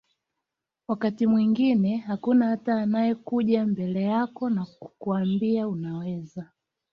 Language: Swahili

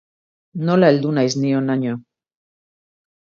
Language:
Basque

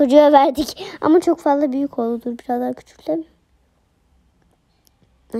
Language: Turkish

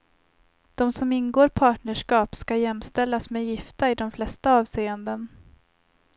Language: Swedish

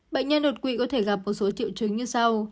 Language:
Vietnamese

